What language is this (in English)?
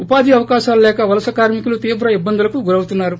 Telugu